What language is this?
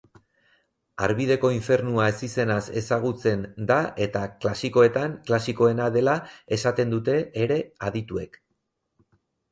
Basque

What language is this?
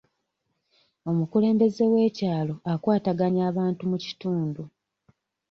Ganda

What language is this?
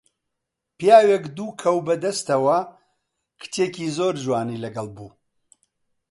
Central Kurdish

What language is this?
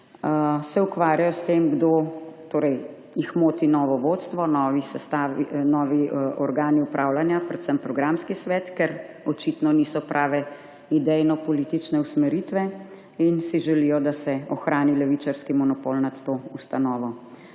Slovenian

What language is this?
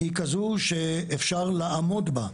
Hebrew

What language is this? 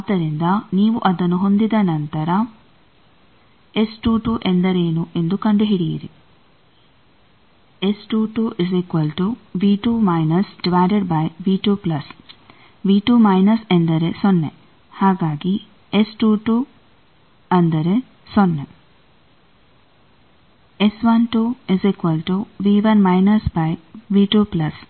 Kannada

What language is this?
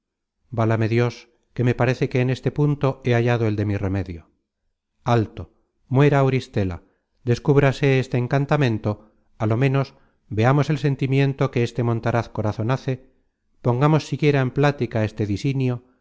Spanish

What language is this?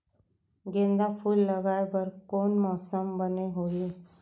Chhattisgarhi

